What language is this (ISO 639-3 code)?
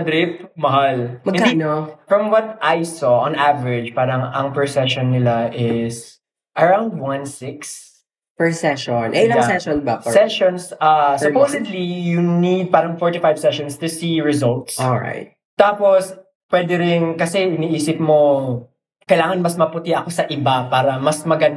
fil